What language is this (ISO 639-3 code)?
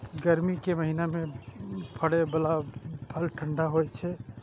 mai